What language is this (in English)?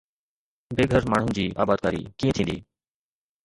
Sindhi